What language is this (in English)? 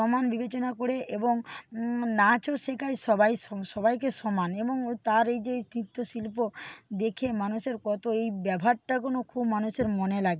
Bangla